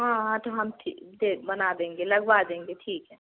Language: Hindi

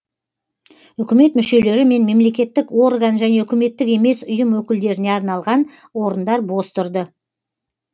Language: Kazakh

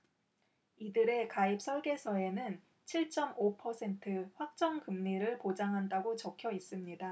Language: Korean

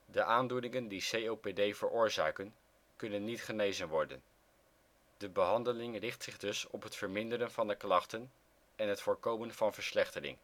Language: Dutch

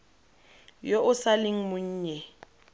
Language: Tswana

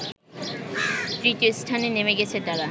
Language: Bangla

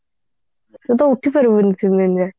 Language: Odia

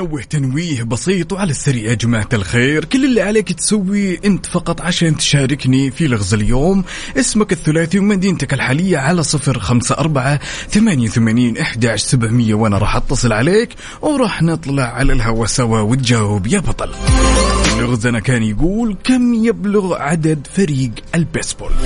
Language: Arabic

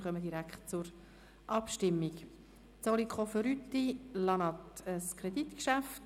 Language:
Swiss German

